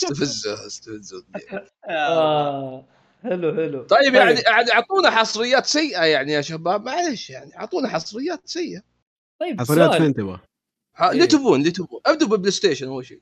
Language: Arabic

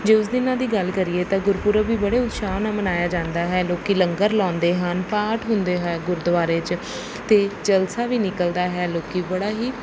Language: Punjabi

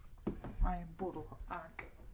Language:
Welsh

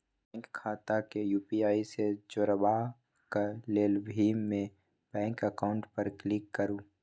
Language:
Maithili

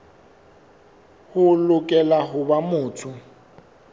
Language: Southern Sotho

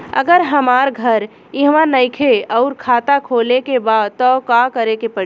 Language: Bhojpuri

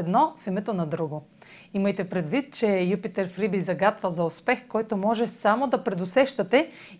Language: Bulgarian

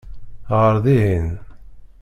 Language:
Kabyle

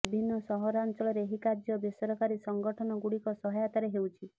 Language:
Odia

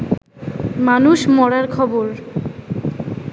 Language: Bangla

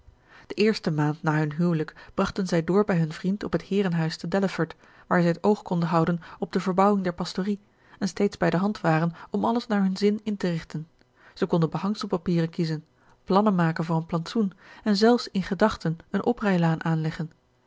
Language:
Dutch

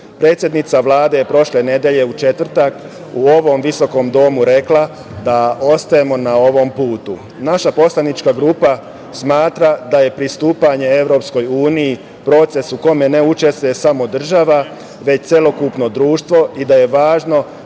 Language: Serbian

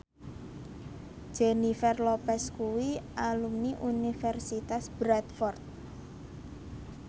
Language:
Javanese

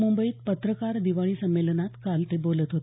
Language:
Marathi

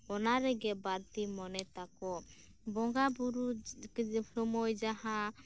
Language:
Santali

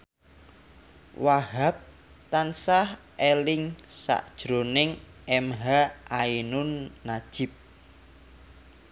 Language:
Javanese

